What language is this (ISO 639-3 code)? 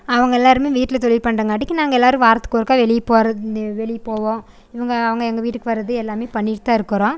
tam